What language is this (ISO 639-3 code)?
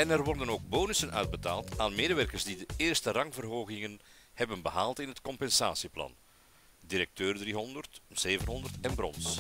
nld